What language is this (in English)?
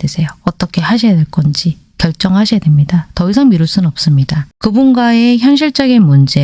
Korean